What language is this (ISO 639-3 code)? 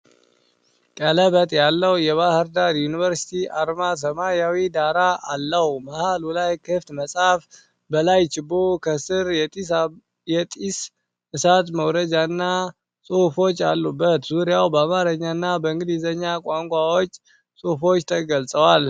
amh